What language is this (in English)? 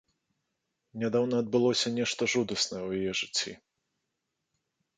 Belarusian